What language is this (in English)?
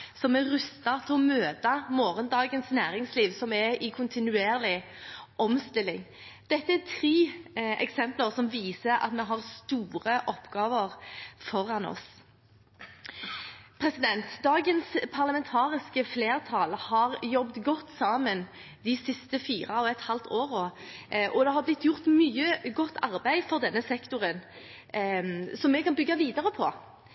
Norwegian Bokmål